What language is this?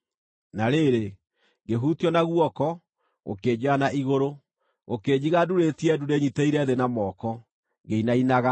Kikuyu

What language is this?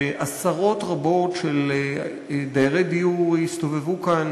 Hebrew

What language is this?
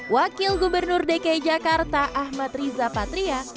Indonesian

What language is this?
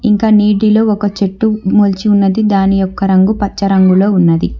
Telugu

